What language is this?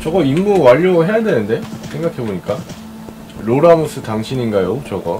Korean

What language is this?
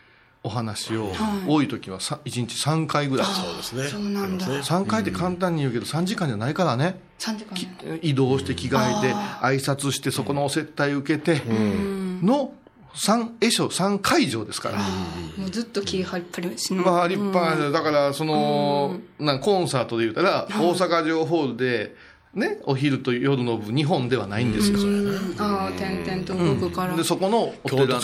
Japanese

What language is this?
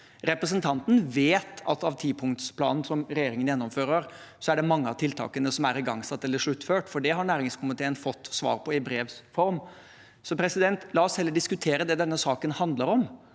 Norwegian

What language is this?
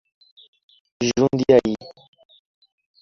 Portuguese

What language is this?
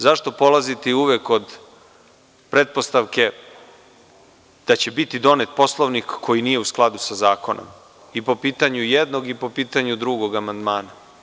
Serbian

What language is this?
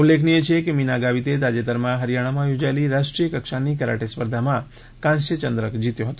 Gujarati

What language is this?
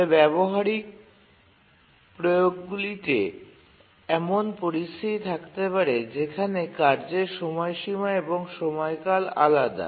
Bangla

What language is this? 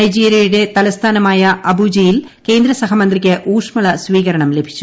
Malayalam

